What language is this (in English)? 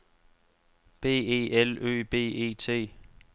Danish